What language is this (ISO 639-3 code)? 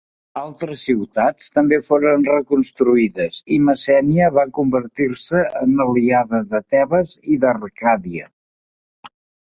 cat